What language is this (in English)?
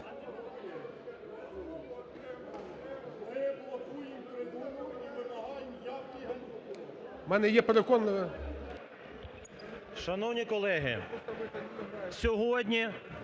Ukrainian